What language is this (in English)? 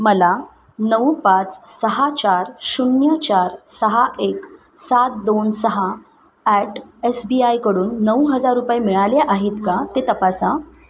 Marathi